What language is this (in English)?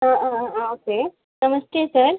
Sanskrit